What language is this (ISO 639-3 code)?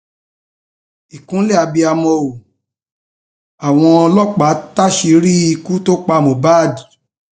yor